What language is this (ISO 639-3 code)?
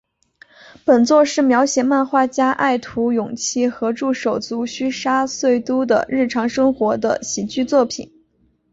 zho